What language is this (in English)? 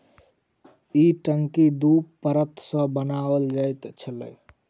Maithili